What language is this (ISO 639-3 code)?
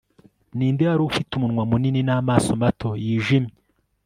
kin